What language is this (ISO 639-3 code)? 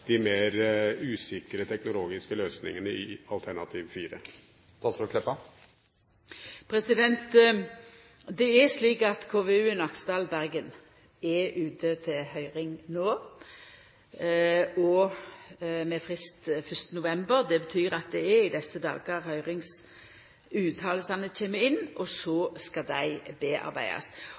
nor